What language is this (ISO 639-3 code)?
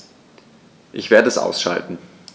deu